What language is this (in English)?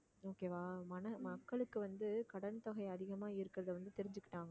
Tamil